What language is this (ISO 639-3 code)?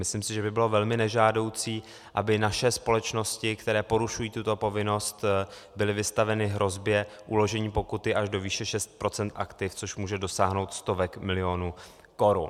ces